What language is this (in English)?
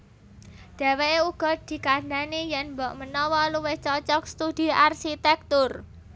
Javanese